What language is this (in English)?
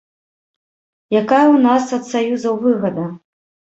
Belarusian